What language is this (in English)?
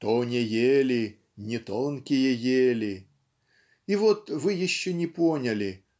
Russian